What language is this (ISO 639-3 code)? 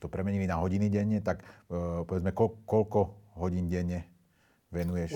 slk